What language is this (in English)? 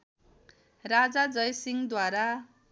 Nepali